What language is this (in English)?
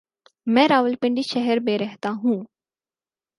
Urdu